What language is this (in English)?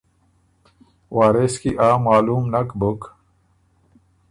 Ormuri